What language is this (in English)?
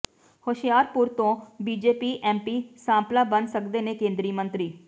Punjabi